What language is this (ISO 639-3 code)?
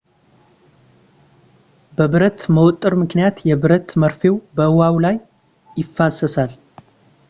amh